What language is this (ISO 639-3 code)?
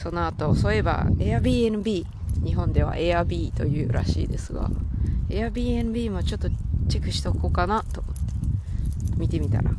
jpn